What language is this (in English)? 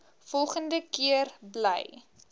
Afrikaans